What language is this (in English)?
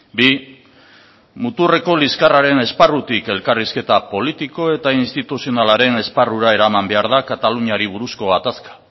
Basque